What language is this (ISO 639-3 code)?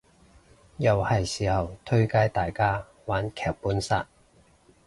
yue